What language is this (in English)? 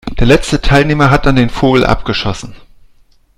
German